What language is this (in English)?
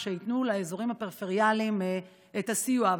Hebrew